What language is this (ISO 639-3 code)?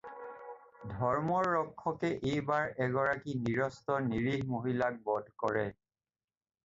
asm